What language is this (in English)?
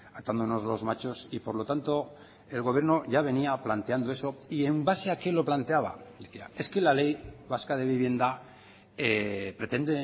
Spanish